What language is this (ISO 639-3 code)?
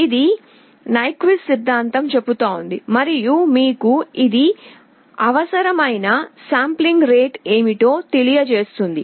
tel